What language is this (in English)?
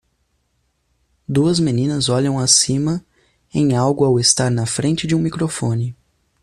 Portuguese